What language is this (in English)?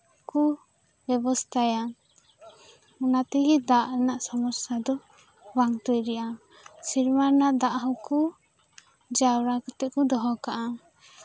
Santali